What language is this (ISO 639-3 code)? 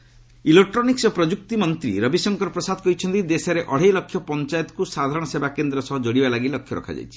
ori